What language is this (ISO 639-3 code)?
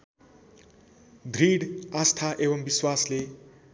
nep